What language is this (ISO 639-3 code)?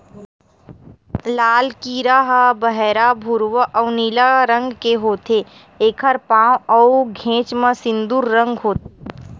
hne